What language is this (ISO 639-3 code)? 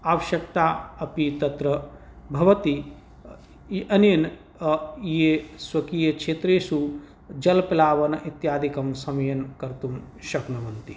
san